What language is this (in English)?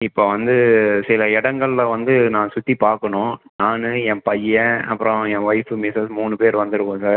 Tamil